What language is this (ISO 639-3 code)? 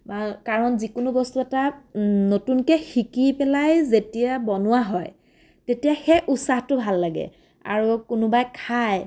asm